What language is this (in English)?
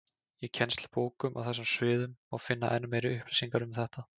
Icelandic